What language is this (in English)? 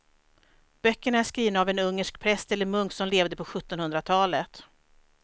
Swedish